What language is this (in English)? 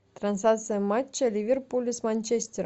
Russian